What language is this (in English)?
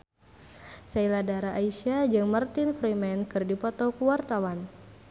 Sundanese